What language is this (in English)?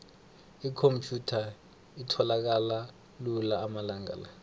South Ndebele